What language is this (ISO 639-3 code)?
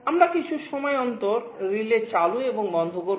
ben